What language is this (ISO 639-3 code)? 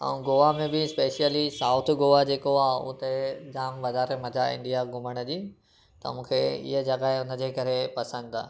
snd